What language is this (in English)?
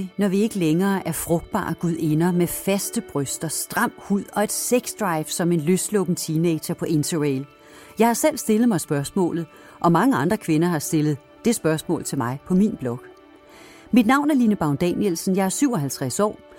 Danish